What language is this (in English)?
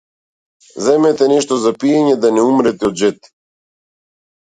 Macedonian